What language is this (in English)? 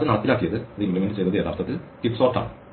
Malayalam